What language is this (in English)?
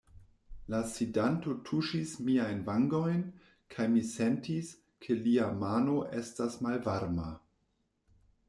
Esperanto